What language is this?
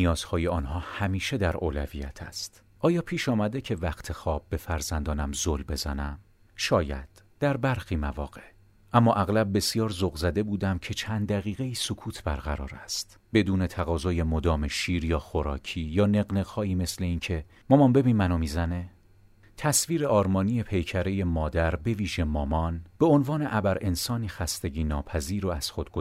Persian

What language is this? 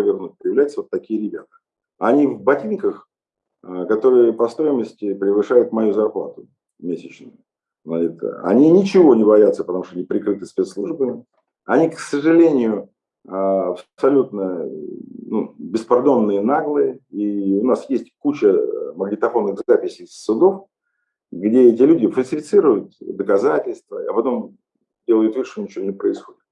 Russian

